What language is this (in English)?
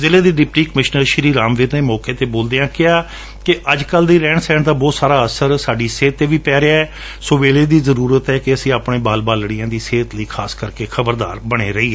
Punjabi